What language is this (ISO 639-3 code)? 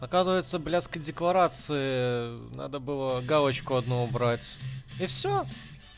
rus